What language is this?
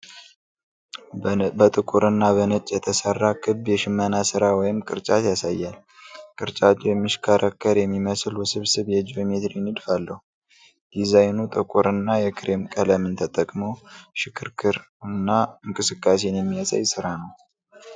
Amharic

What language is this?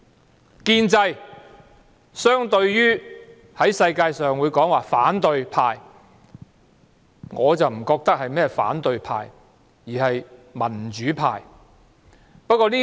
Cantonese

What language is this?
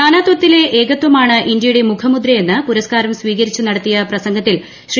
Malayalam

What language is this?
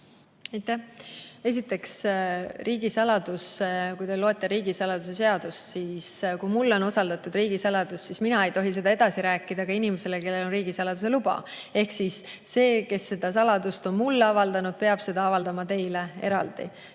Estonian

